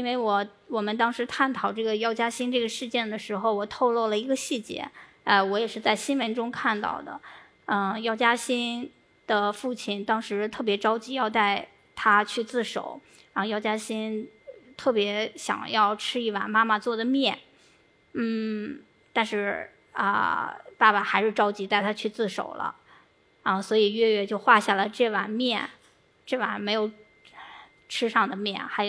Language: Chinese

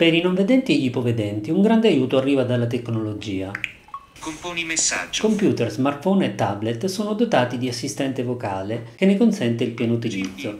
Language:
Italian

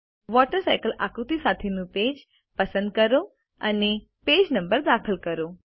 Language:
Gujarati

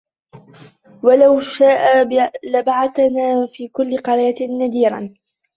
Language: Arabic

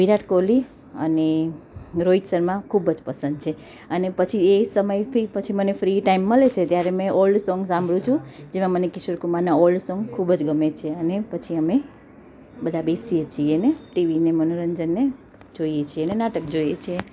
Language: Gujarati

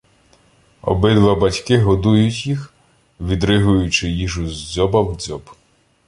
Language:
Ukrainian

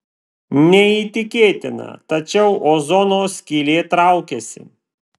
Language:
Lithuanian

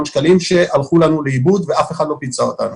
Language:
Hebrew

